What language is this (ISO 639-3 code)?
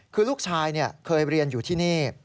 tha